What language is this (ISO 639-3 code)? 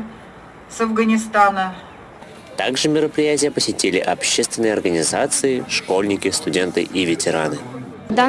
rus